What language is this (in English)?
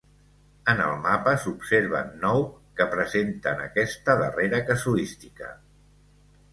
Catalan